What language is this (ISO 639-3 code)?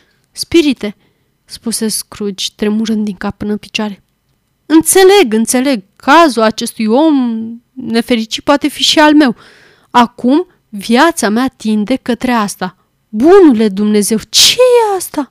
ron